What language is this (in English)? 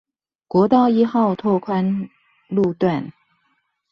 Chinese